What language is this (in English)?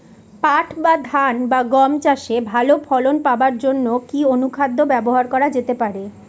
Bangla